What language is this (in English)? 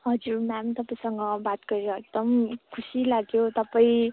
Nepali